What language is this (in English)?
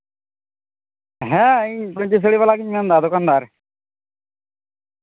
Santali